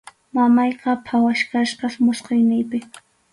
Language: Arequipa-La Unión Quechua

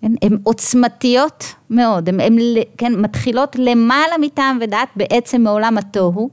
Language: Hebrew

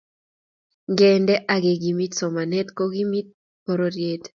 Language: Kalenjin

